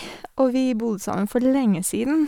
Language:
Norwegian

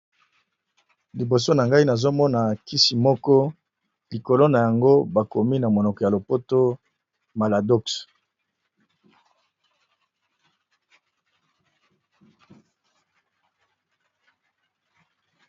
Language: Lingala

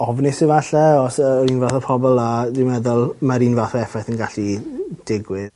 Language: Welsh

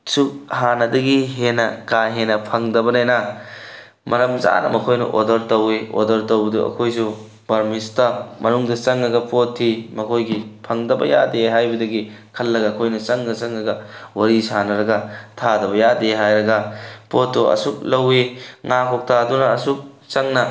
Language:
Manipuri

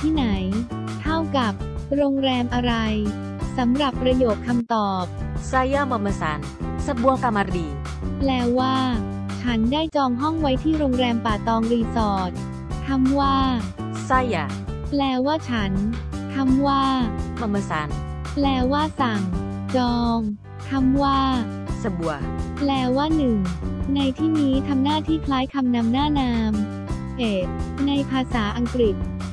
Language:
Thai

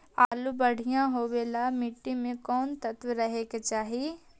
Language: Magahi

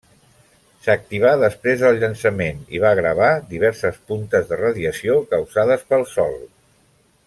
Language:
Catalan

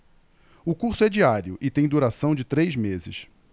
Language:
Portuguese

